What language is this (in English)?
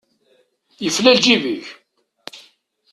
Kabyle